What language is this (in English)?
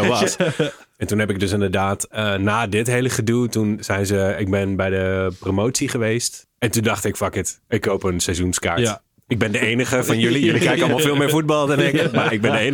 Dutch